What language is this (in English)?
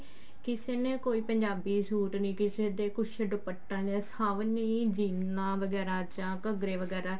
Punjabi